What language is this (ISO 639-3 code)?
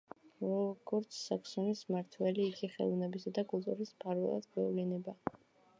kat